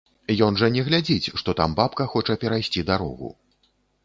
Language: Belarusian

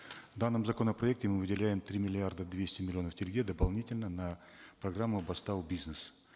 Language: Kazakh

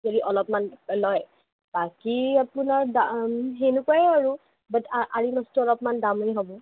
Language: Assamese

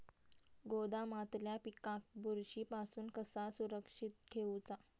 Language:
Marathi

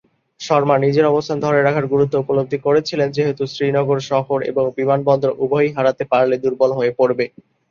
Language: Bangla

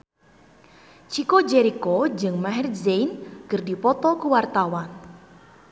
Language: Sundanese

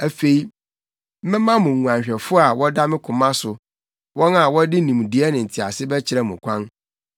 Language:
Akan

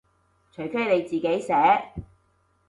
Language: Cantonese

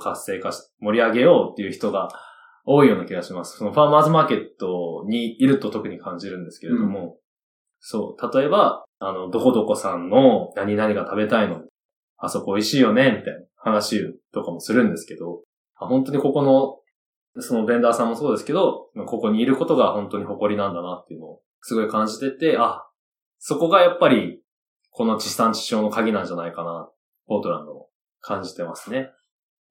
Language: Japanese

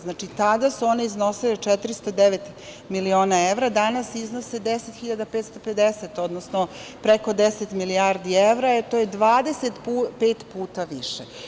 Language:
Serbian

